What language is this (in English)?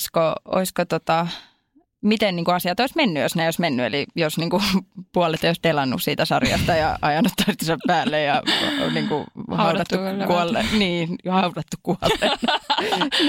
Finnish